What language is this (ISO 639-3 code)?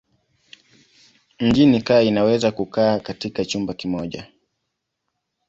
swa